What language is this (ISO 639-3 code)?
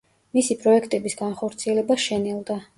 kat